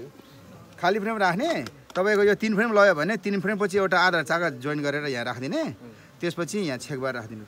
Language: Arabic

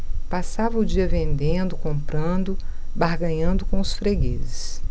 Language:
Portuguese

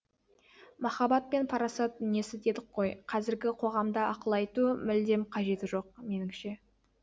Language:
Kazakh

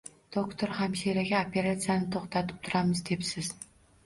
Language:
Uzbek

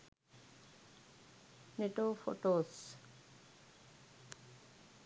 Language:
Sinhala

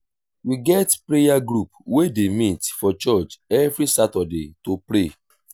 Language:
Nigerian Pidgin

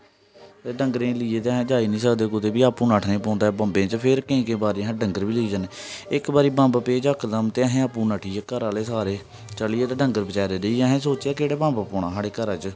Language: Dogri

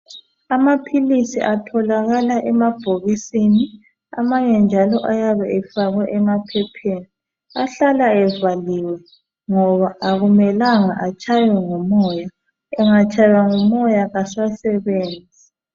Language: North Ndebele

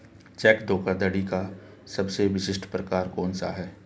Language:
Hindi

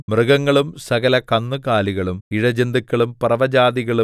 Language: Malayalam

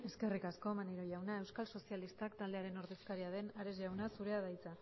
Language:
Basque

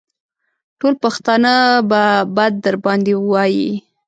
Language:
Pashto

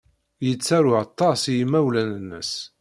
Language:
Kabyle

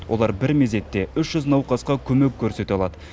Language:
Kazakh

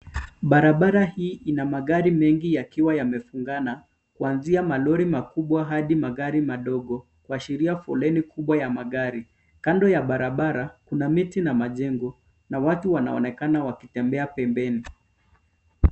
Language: Swahili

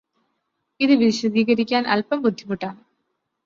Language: Malayalam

